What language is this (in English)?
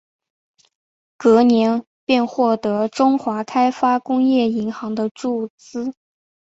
Chinese